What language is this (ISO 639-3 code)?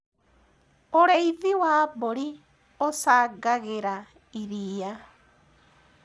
kik